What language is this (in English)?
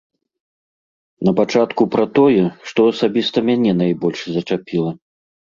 Belarusian